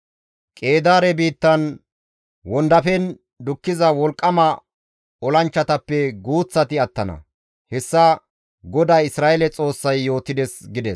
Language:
Gamo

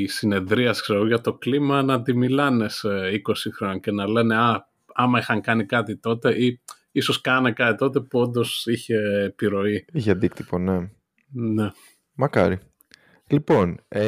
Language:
Greek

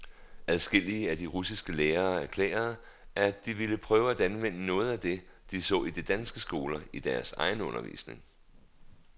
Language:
Danish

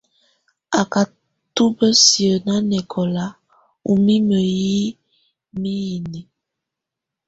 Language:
Tunen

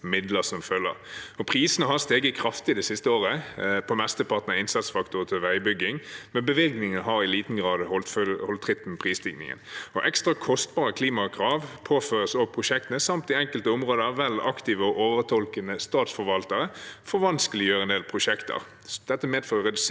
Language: Norwegian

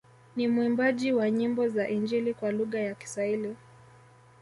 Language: Swahili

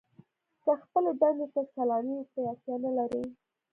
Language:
Pashto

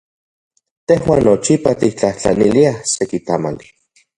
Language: Central Puebla Nahuatl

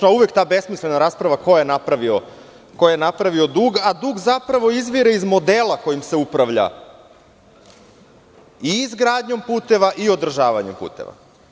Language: Serbian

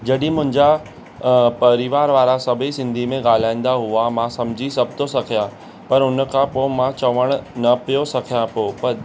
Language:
Sindhi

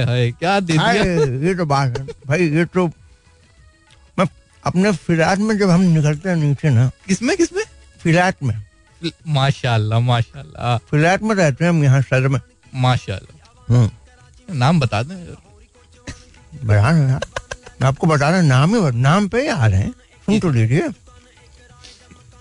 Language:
Hindi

